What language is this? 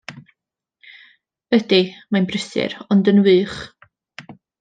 Welsh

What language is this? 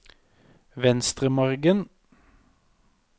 Norwegian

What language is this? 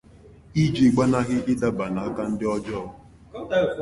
Igbo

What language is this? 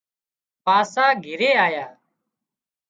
Wadiyara Koli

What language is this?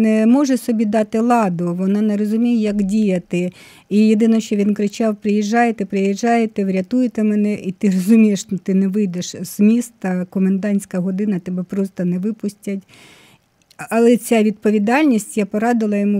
Ukrainian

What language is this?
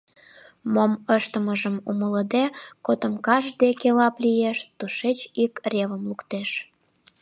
Mari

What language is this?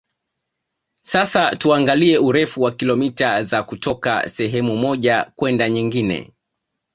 Swahili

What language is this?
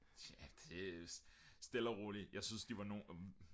Danish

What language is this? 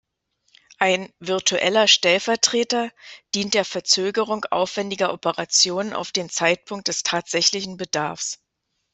German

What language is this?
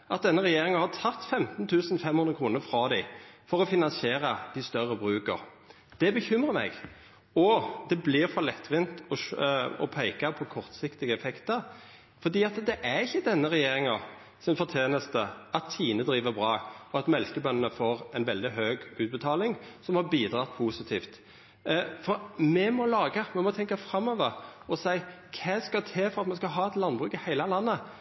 Norwegian Nynorsk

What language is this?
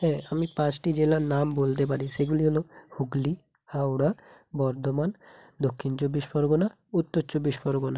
Bangla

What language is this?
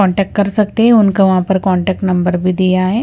Hindi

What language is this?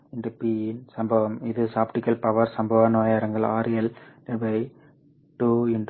Tamil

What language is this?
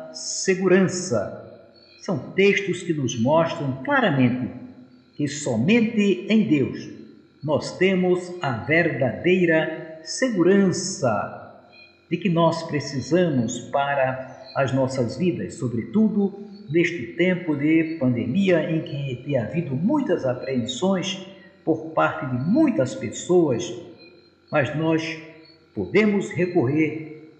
Portuguese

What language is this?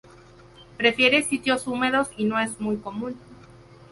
Spanish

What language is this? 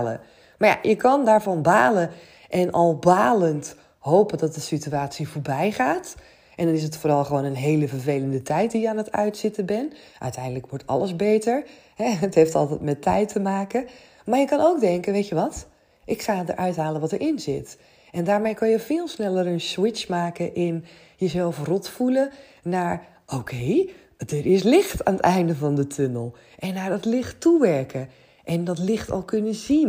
Dutch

